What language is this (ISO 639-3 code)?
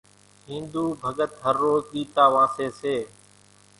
gjk